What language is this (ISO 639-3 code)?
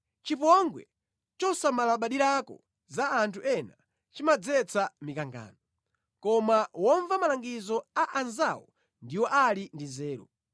nya